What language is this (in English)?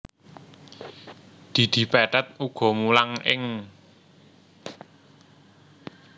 Javanese